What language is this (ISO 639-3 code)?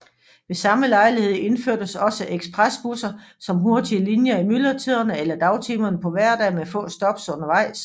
dan